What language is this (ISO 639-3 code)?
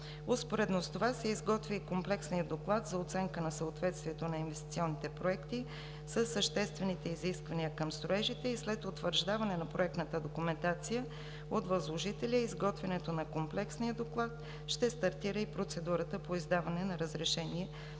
bul